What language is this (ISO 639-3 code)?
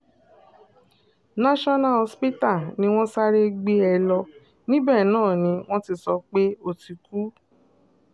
yor